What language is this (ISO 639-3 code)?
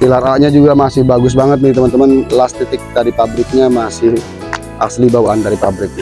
ind